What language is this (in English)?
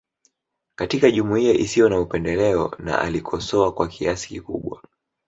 Swahili